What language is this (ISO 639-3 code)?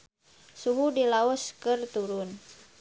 sun